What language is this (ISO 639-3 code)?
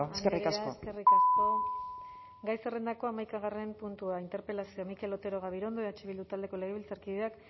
eus